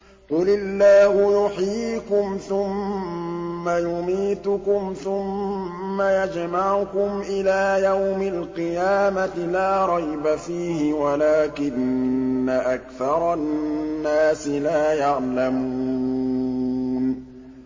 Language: Arabic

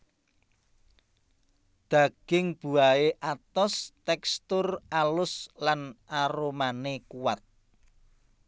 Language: Javanese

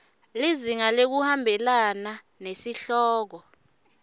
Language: Swati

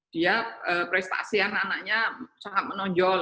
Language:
Indonesian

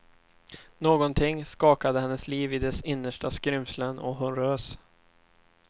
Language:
Swedish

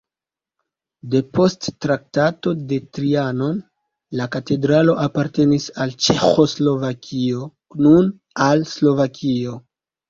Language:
Esperanto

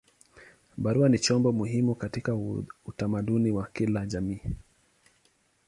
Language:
Swahili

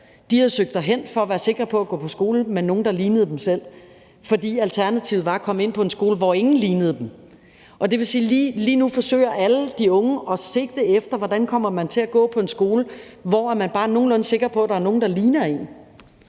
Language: Danish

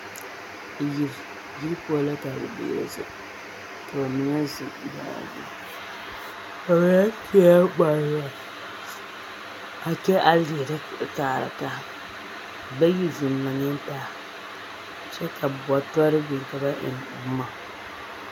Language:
Southern Dagaare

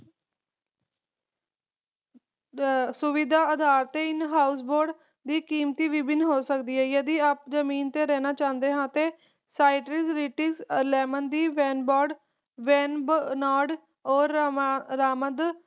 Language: Punjabi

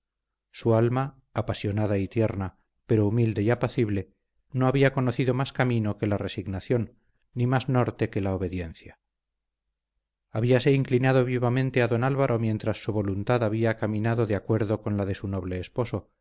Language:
Spanish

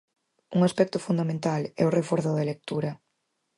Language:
Galician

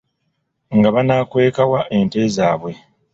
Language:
Ganda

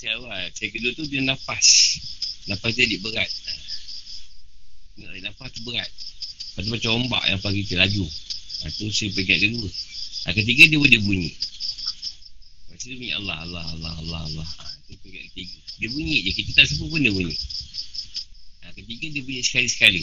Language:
Malay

